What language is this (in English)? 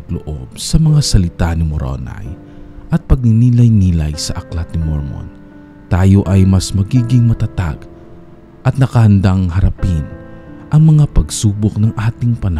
Filipino